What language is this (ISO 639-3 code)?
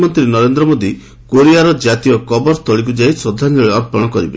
ori